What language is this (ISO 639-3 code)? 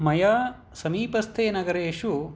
san